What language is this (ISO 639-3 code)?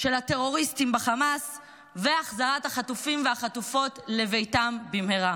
heb